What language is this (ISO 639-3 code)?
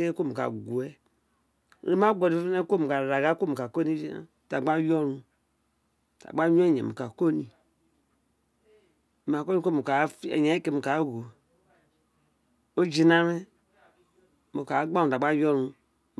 its